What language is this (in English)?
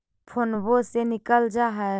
Magahi